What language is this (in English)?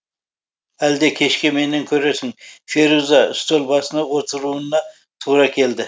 Kazakh